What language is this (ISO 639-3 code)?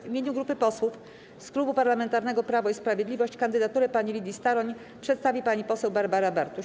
pol